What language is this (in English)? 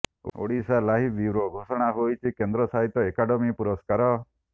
Odia